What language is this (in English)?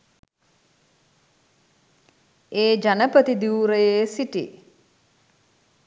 Sinhala